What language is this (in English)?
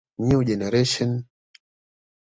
Swahili